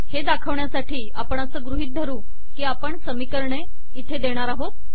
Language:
Marathi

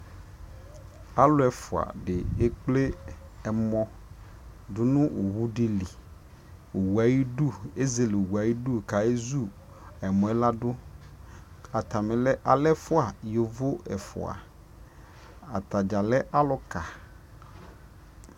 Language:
Ikposo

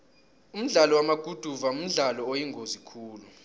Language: South Ndebele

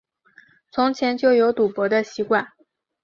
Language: Chinese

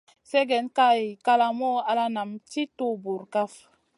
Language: Masana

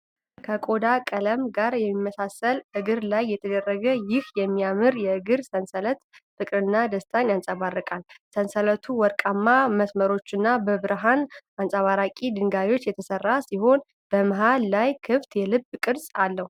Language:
Amharic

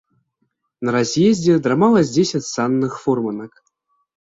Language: Belarusian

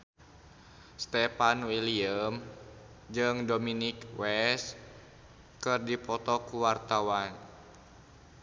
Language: Sundanese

